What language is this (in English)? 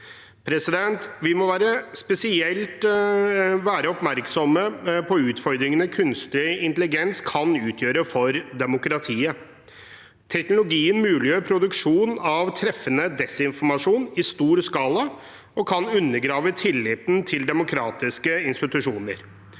Norwegian